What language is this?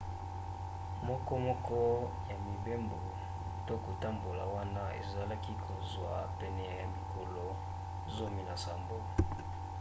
Lingala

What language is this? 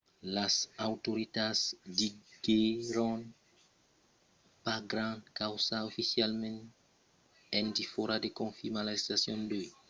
Occitan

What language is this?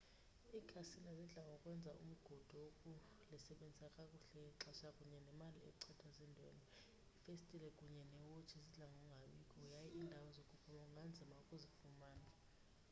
Xhosa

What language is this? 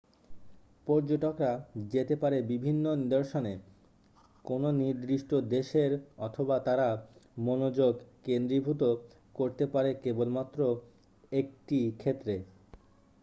Bangla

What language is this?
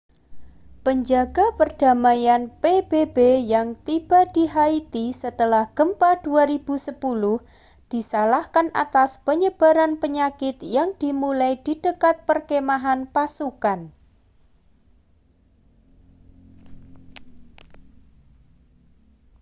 Indonesian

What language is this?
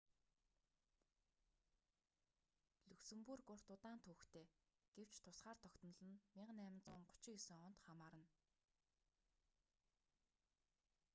Mongolian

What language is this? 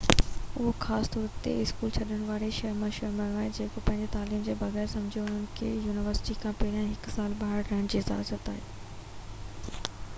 Sindhi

